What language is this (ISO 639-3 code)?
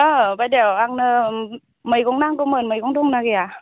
brx